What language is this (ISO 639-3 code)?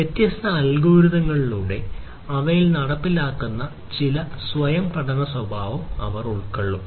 mal